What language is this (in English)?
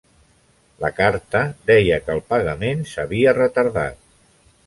Catalan